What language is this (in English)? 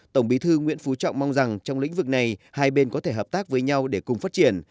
Vietnamese